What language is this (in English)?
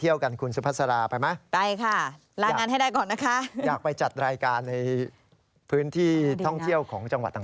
Thai